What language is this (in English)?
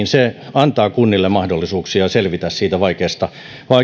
Finnish